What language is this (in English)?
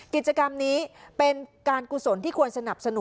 Thai